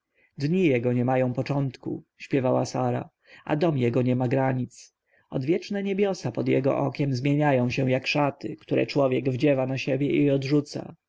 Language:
Polish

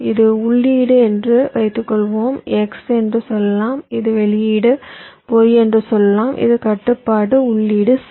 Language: Tamil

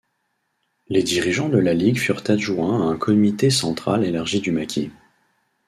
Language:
French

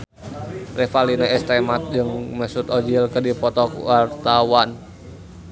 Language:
Sundanese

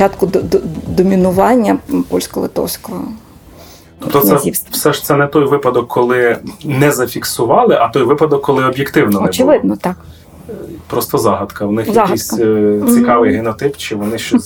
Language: Ukrainian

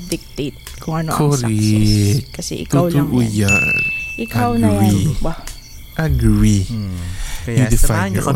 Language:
Filipino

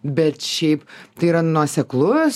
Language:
Lithuanian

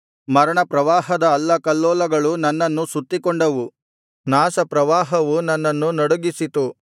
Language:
Kannada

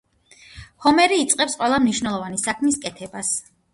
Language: Georgian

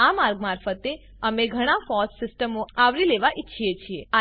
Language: Gujarati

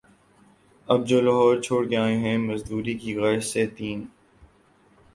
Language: Urdu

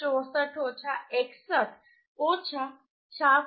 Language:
Gujarati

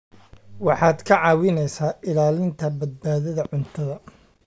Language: Somali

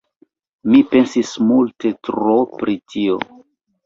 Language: Esperanto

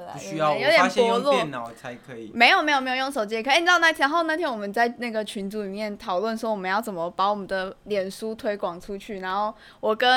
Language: Chinese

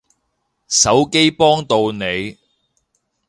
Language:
Cantonese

